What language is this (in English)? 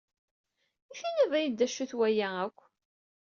Kabyle